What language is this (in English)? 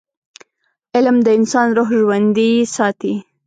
Pashto